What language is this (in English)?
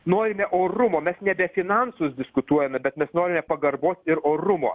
Lithuanian